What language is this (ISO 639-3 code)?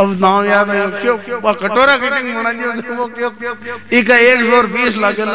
hin